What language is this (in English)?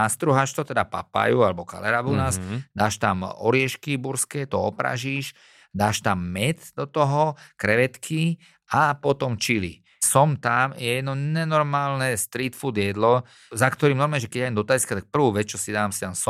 Slovak